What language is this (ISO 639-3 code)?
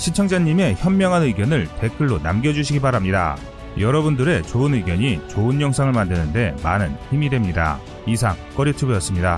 kor